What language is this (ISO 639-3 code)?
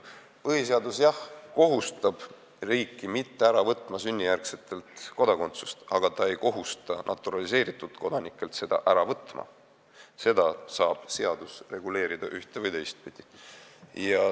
est